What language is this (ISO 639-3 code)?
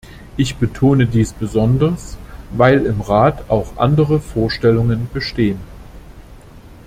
deu